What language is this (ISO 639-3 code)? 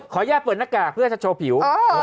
tha